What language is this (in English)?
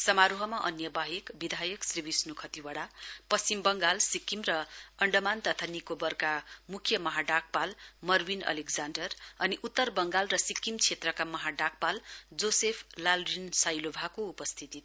Nepali